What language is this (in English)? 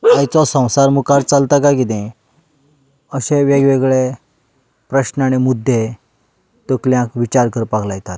Konkani